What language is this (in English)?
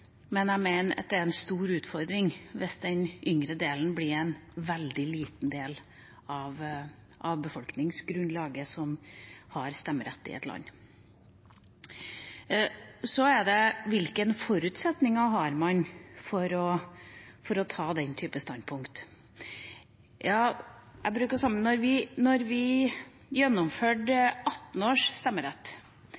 Norwegian Bokmål